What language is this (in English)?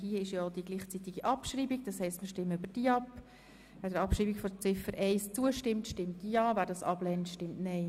Swiss German